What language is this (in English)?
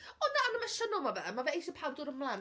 Welsh